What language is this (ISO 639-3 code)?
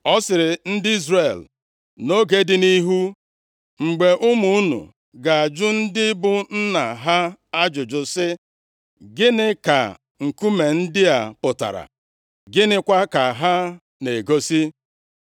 ibo